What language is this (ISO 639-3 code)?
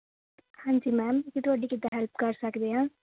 pan